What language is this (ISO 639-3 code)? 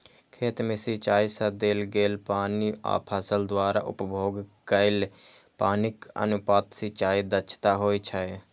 mai